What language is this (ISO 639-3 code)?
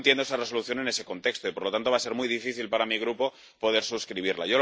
spa